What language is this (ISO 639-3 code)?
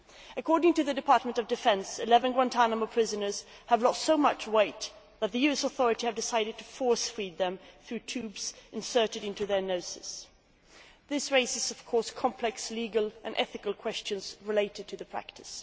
eng